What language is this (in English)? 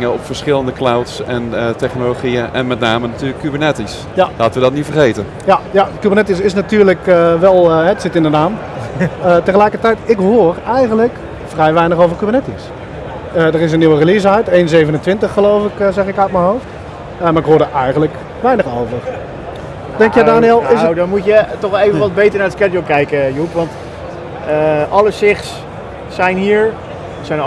Dutch